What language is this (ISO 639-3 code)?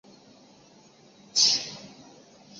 zho